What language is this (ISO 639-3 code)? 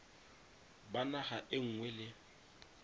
tsn